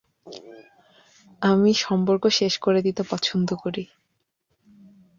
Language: Bangla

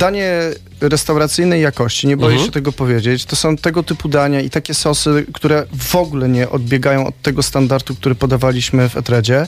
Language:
Polish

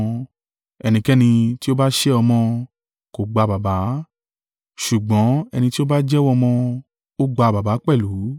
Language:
Yoruba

